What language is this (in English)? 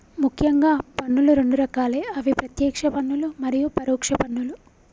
Telugu